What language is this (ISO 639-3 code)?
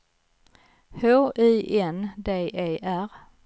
swe